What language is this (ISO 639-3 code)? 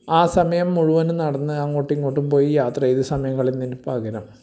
mal